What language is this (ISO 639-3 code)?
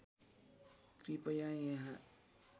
nep